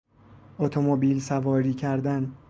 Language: Persian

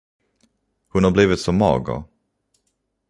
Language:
Swedish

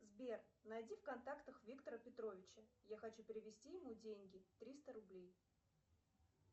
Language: Russian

